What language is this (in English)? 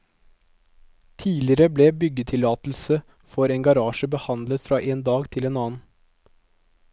Norwegian